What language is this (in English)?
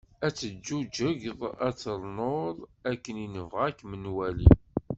Kabyle